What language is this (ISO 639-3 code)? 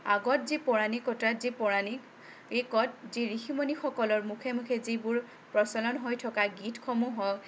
asm